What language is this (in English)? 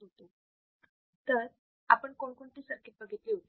Marathi